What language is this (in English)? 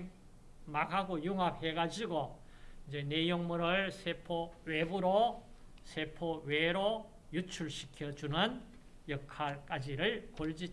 Korean